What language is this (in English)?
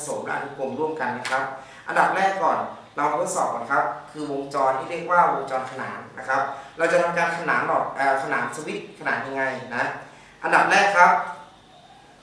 Thai